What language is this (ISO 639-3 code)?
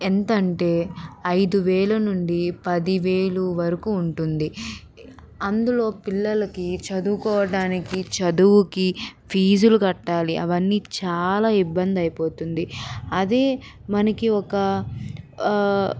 tel